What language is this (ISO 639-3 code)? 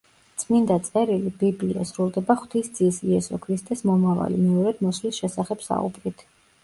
kat